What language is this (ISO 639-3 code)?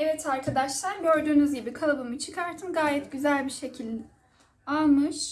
tur